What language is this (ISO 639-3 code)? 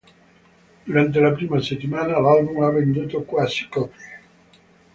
ita